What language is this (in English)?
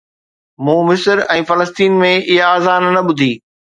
Sindhi